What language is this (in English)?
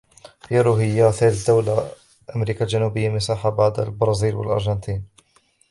Arabic